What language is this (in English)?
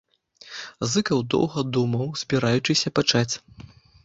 Belarusian